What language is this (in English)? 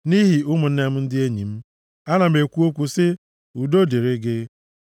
Igbo